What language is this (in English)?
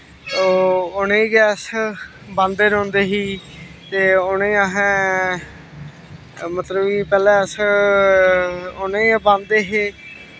Dogri